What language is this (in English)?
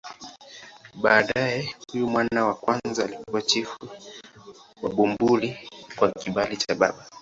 Swahili